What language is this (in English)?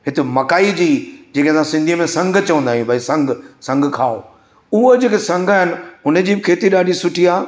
Sindhi